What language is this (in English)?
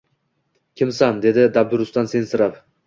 Uzbek